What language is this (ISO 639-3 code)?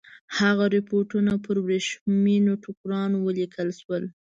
pus